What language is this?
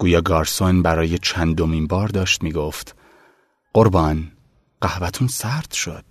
Persian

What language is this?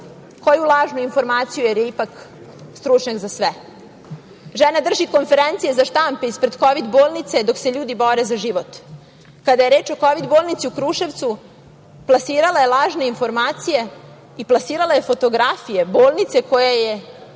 Serbian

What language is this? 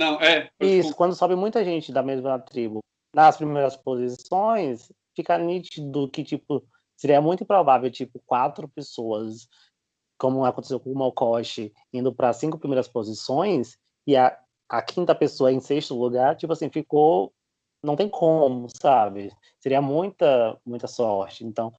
Portuguese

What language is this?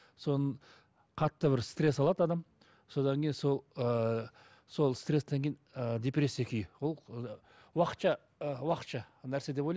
Kazakh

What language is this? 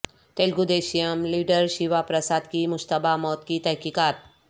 Urdu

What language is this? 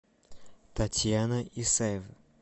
Russian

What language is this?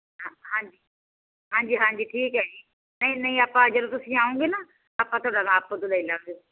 Punjabi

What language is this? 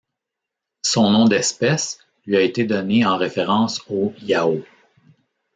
French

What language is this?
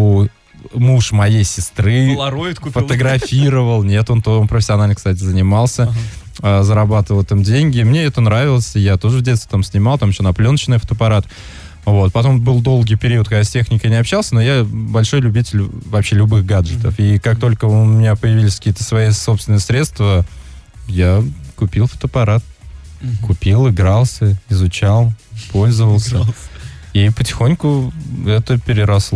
Russian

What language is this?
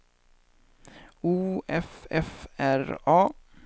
Swedish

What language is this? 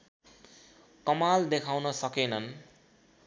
Nepali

